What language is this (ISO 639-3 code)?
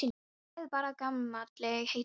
isl